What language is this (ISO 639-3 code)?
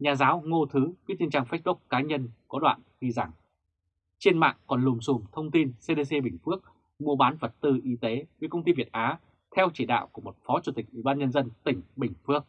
vie